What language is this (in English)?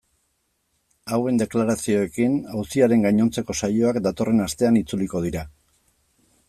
Basque